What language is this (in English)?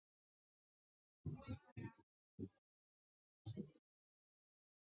Chinese